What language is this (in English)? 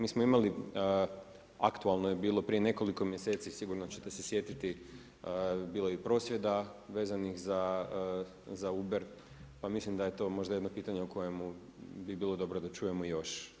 Croatian